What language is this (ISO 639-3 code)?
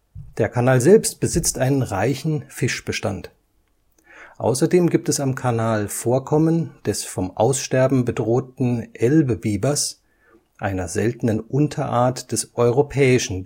deu